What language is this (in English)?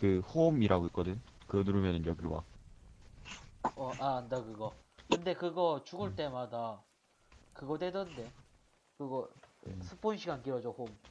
Korean